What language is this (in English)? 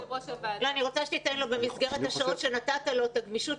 Hebrew